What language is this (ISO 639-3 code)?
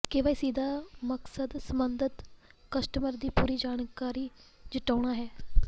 pan